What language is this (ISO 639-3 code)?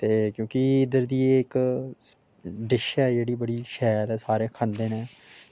doi